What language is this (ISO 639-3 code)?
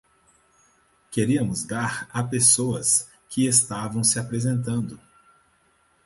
por